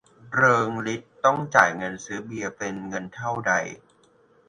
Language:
Thai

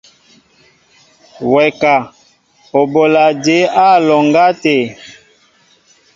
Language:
Mbo (Cameroon)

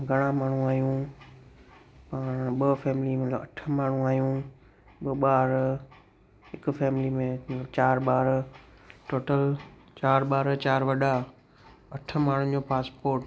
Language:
Sindhi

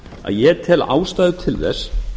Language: Icelandic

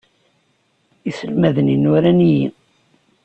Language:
Kabyle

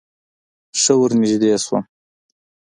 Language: Pashto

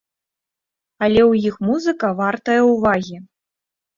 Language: Belarusian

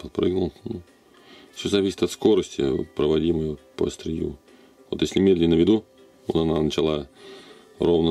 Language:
Russian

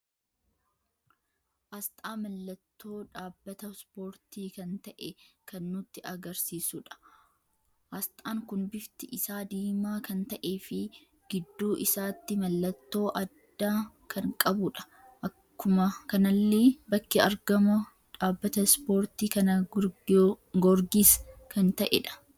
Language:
Oromo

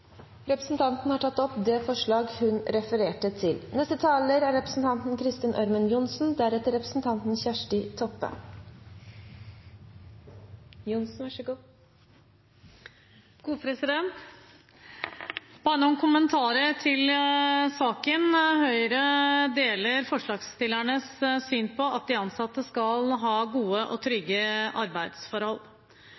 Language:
Norwegian Bokmål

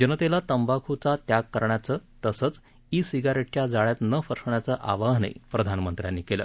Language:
Marathi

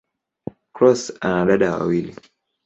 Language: Swahili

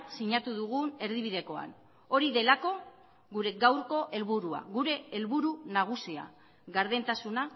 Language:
Basque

